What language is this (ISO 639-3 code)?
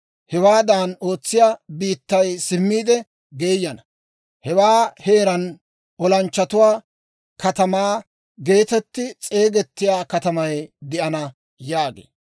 dwr